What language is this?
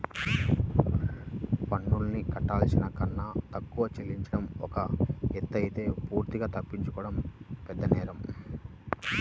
Telugu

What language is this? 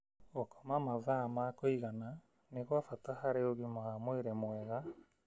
Kikuyu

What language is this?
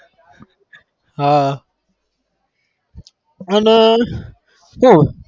Gujarati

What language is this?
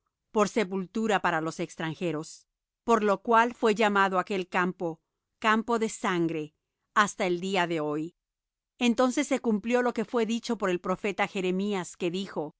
Spanish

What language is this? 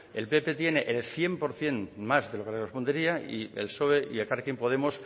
Spanish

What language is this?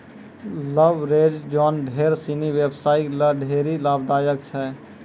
Maithili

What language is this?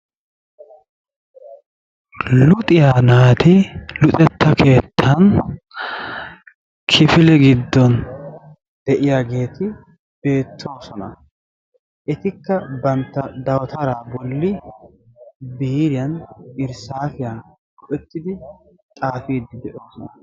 Wolaytta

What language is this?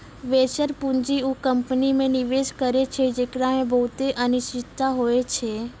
Maithili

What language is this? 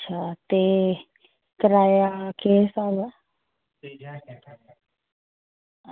Dogri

